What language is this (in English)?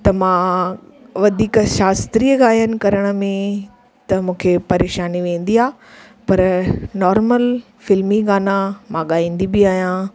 Sindhi